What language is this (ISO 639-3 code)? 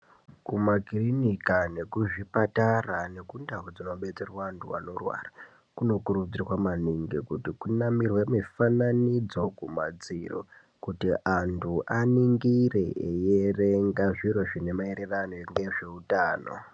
ndc